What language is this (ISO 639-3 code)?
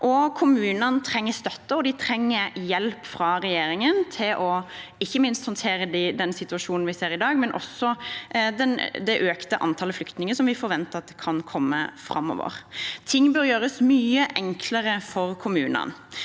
nor